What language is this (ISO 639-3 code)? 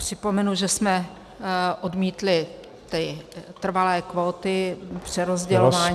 ces